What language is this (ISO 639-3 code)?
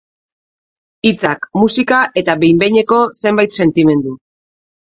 eus